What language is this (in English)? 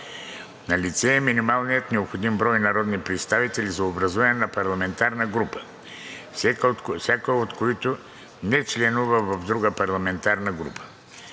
Bulgarian